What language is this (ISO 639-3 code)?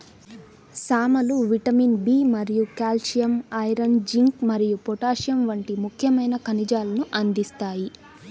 tel